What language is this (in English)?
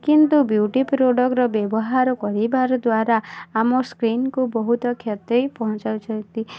Odia